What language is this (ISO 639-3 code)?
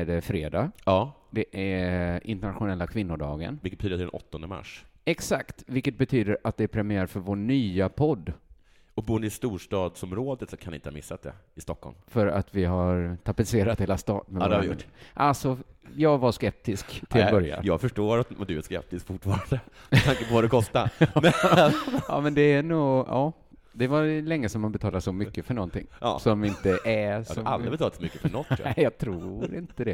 swe